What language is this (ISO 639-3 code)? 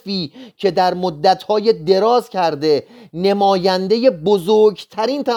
fas